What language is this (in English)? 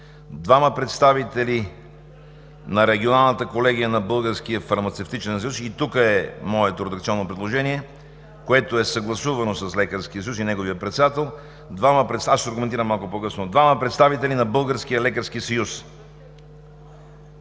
Bulgarian